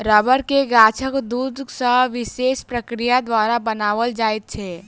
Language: Maithili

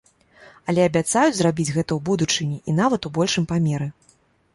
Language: Belarusian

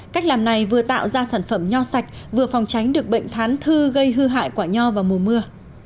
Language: Vietnamese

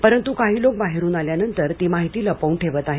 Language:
Marathi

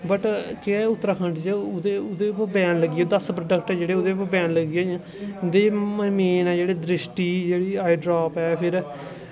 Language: Dogri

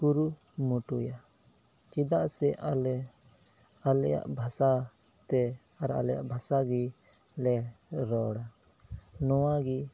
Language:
Santali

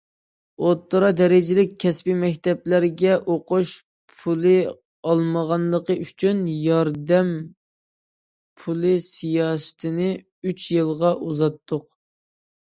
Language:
Uyghur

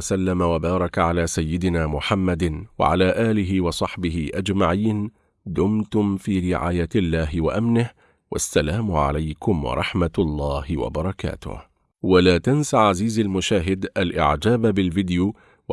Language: Arabic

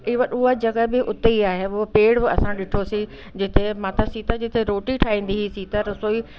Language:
Sindhi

